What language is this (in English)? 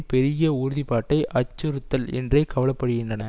Tamil